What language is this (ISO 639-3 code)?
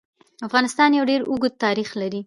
pus